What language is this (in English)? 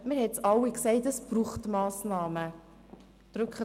Swiss German